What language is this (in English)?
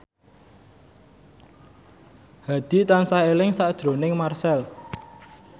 Javanese